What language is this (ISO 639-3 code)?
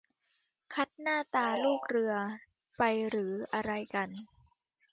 tha